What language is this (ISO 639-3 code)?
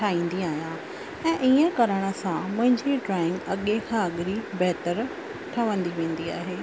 snd